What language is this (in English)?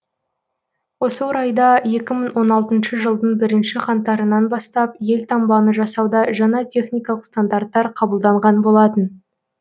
Kazakh